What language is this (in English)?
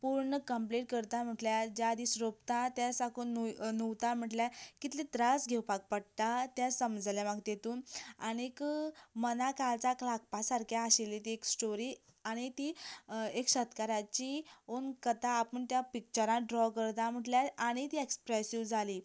Konkani